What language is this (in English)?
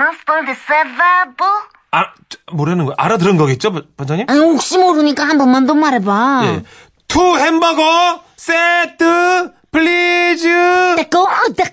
Korean